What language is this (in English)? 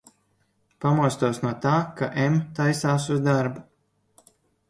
Latvian